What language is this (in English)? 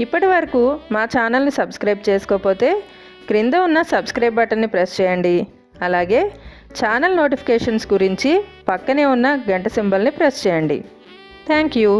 English